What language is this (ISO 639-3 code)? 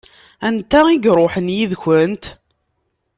kab